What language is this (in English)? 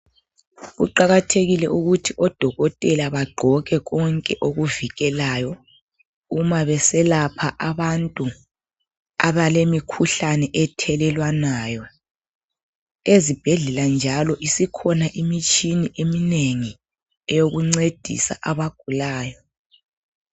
North Ndebele